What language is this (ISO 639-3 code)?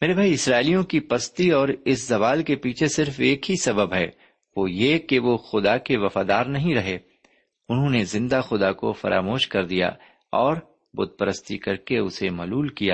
urd